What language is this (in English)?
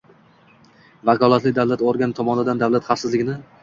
Uzbek